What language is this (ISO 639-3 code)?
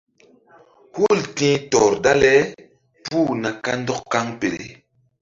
mdd